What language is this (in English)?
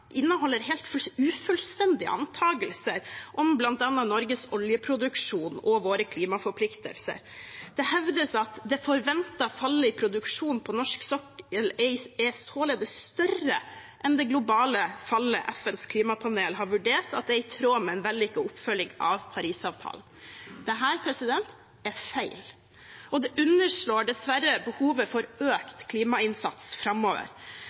Norwegian Bokmål